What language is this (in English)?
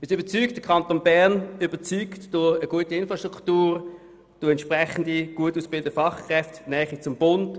Swiss German